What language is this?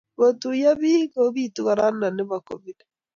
Kalenjin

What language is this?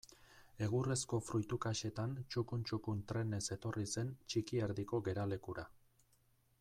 Basque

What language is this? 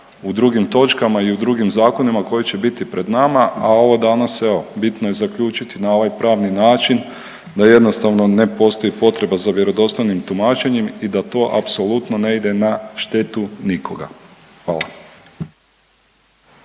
Croatian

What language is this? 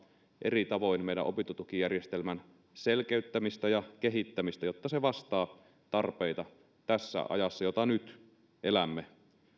Finnish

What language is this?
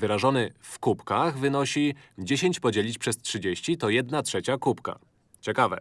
Polish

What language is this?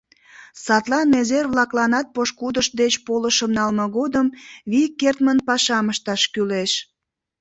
Mari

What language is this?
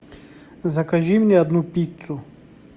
Russian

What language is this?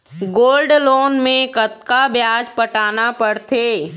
Chhattisgarhi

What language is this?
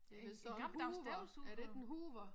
Danish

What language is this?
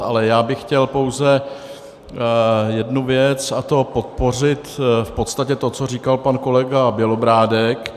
Czech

